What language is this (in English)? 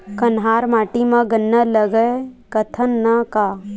Chhattisgarhi